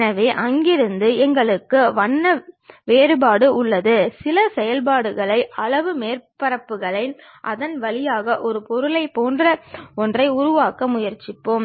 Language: Tamil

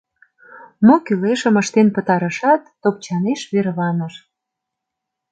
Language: Mari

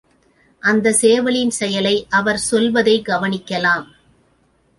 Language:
Tamil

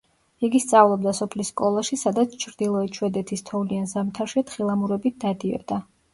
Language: Georgian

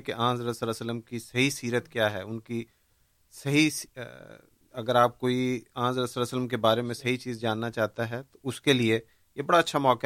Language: Urdu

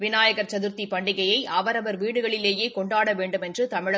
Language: Tamil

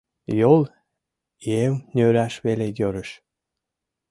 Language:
Mari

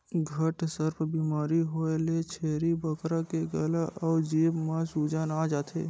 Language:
Chhattisgarhi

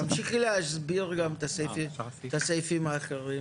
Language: Hebrew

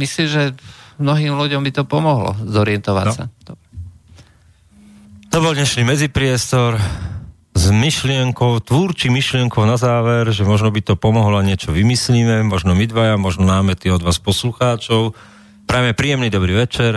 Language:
Slovak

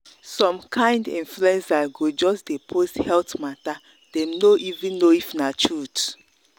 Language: Nigerian Pidgin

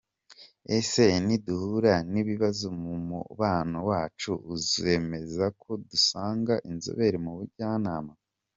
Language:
Kinyarwanda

